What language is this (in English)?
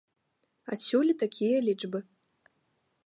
Belarusian